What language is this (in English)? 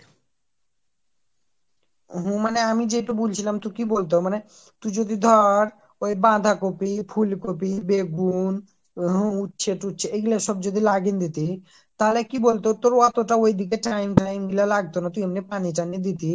Bangla